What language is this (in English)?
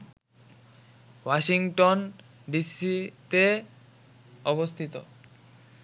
Bangla